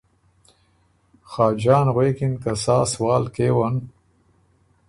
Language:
Ormuri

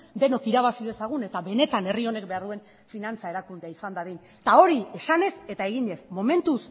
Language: Basque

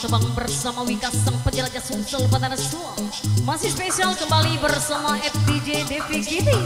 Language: Indonesian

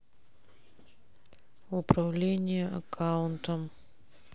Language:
Russian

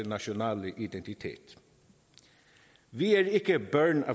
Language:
Danish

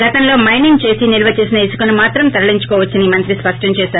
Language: Telugu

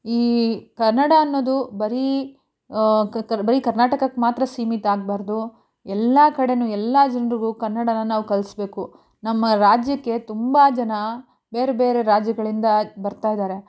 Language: Kannada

